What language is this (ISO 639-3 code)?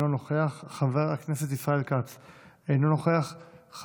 heb